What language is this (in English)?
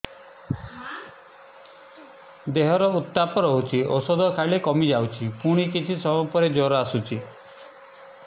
Odia